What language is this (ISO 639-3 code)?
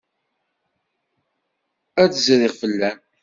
kab